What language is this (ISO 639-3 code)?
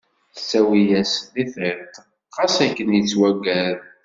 kab